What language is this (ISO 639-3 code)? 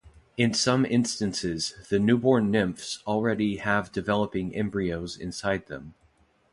eng